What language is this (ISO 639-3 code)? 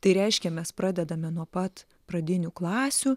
lit